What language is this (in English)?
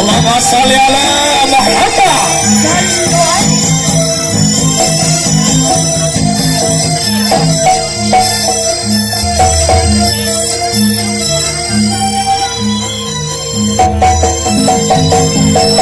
Indonesian